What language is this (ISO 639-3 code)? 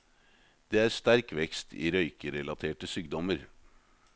nor